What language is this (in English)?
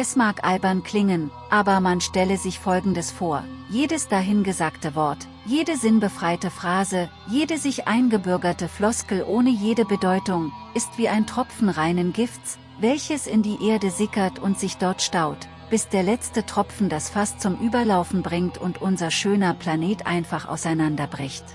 German